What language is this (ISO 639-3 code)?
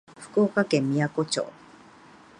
jpn